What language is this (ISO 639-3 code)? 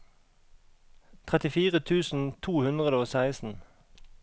nor